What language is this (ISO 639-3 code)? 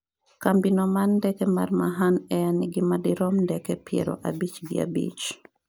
luo